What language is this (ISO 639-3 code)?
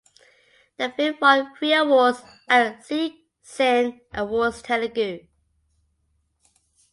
eng